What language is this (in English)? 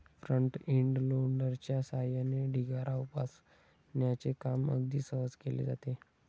Marathi